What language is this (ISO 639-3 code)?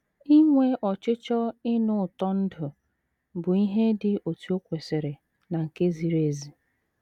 ibo